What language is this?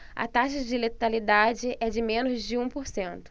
Portuguese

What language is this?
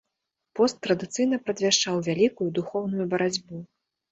Belarusian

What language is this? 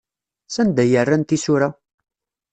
Kabyle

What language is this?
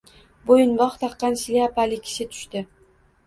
Uzbek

